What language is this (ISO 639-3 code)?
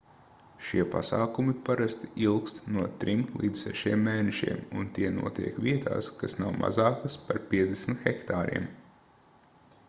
lav